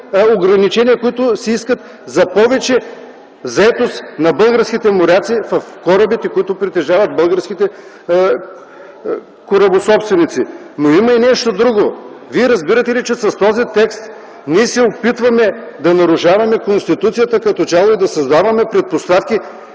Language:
Bulgarian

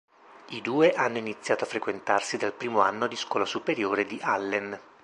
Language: Italian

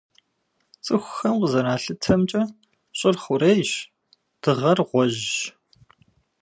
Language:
Kabardian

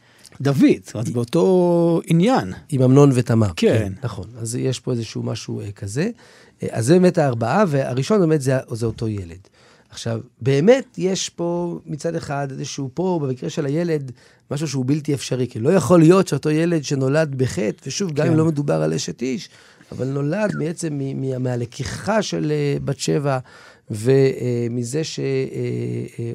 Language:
Hebrew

